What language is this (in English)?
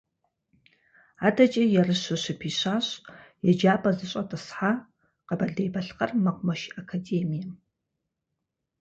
Kabardian